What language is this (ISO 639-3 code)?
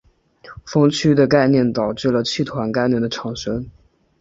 zho